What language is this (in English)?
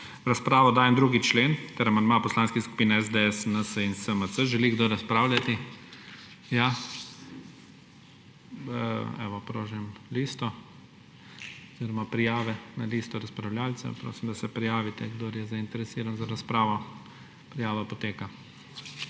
Slovenian